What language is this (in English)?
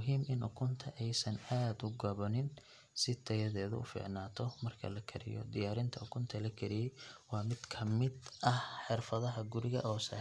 Somali